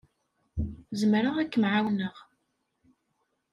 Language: Kabyle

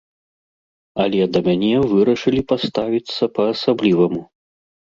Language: Belarusian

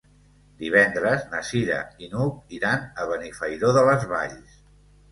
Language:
Catalan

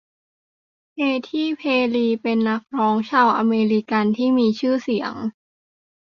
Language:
Thai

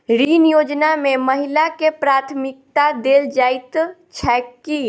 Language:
Maithili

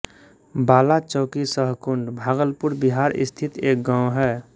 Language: Hindi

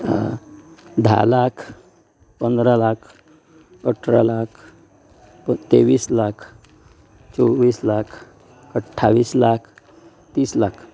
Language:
Konkani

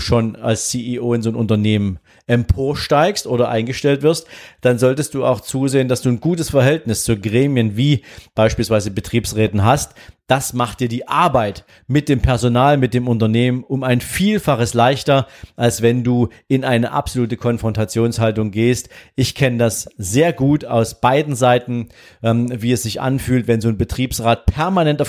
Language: German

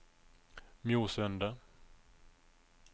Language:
Norwegian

